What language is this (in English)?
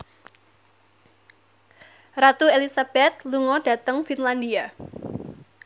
Javanese